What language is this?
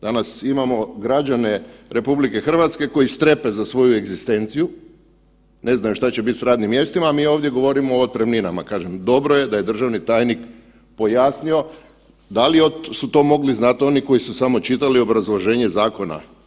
Croatian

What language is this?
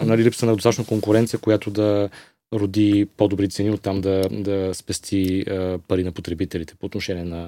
Bulgarian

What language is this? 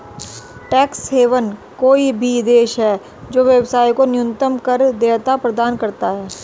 Hindi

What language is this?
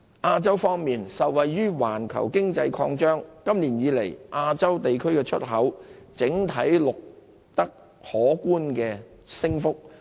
Cantonese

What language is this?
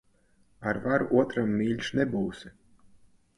Latvian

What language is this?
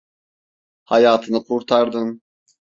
Turkish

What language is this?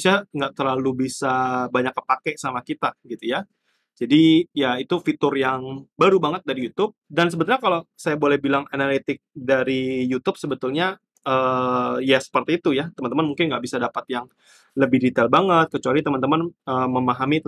Indonesian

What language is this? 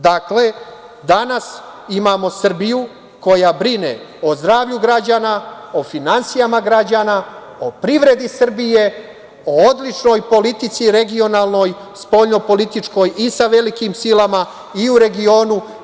Serbian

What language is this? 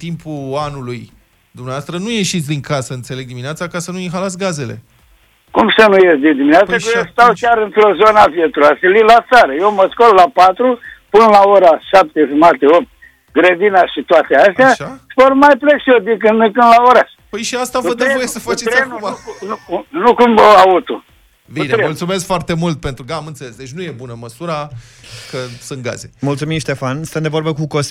Romanian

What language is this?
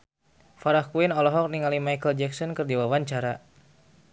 Sundanese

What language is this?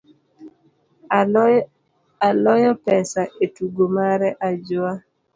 Luo (Kenya and Tanzania)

